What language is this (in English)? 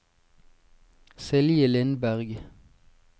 Norwegian